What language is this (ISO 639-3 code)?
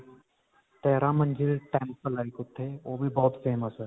pan